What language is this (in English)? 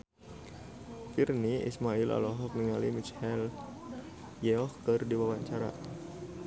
Sundanese